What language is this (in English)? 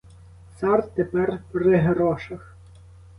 Ukrainian